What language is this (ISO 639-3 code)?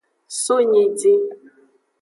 ajg